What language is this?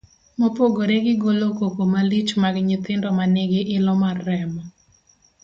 Luo (Kenya and Tanzania)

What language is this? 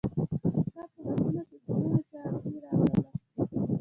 Pashto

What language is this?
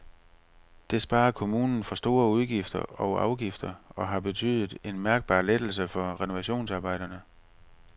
Danish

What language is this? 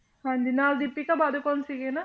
Punjabi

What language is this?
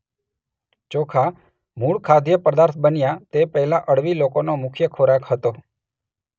Gujarati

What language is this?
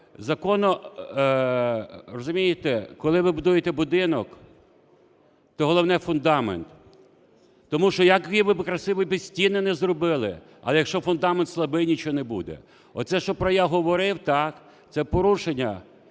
Ukrainian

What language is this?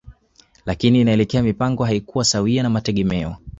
Swahili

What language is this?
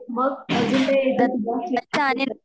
Marathi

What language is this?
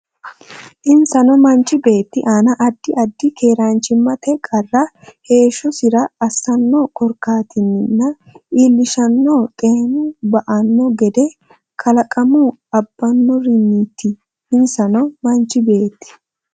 Sidamo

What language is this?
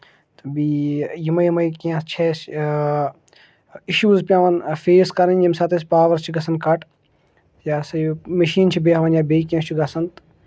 Kashmiri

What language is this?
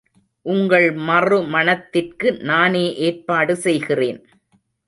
Tamil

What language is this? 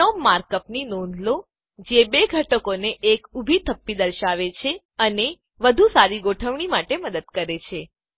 Gujarati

